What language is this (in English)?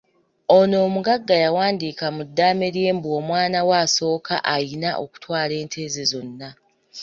Ganda